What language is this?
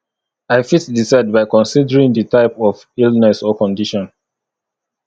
Nigerian Pidgin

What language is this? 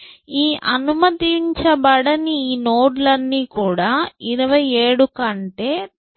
Telugu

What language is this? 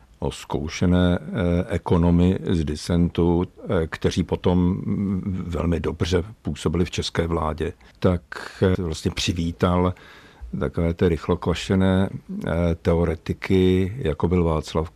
Czech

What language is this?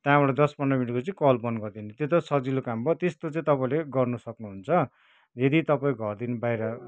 Nepali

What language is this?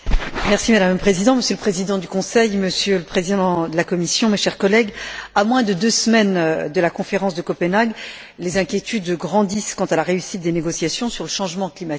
French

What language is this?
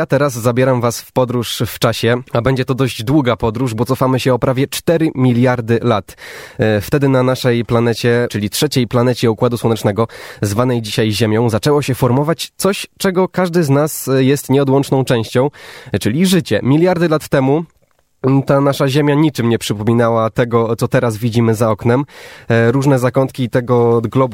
Polish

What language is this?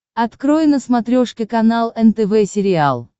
Russian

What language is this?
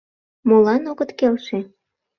Mari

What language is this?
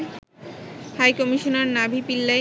Bangla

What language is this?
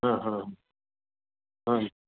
Sanskrit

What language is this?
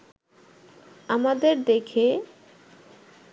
Bangla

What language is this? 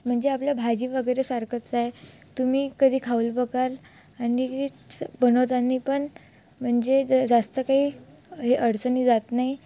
Marathi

